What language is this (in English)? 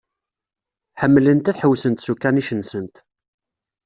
Kabyle